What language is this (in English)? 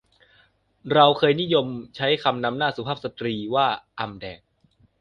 Thai